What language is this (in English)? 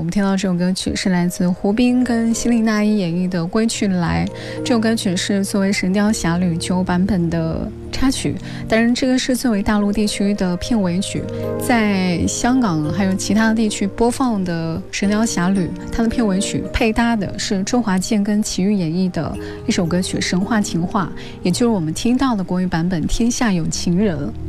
Chinese